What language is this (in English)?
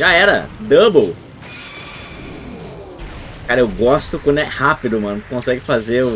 Portuguese